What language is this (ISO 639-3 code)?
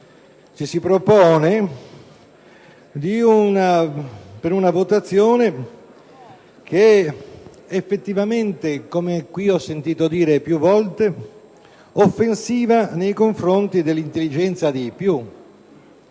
ita